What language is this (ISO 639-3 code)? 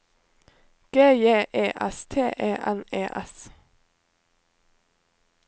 nor